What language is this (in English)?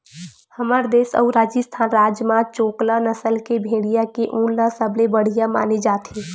Chhattisgarhi